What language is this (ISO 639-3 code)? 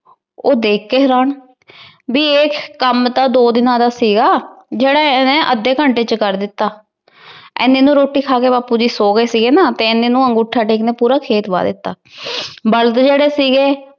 pan